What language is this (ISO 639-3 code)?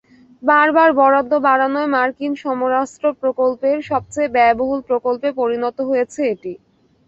ben